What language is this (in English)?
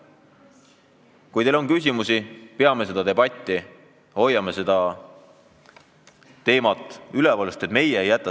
Estonian